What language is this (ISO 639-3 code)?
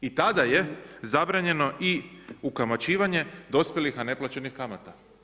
hrv